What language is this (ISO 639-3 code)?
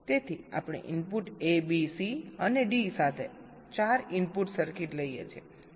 guj